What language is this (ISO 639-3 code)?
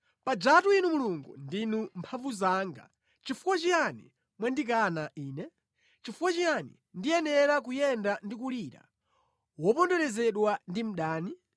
nya